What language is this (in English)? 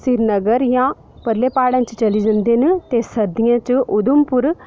Dogri